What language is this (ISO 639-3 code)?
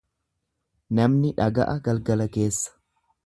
orm